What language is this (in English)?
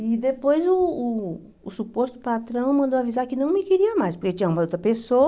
Portuguese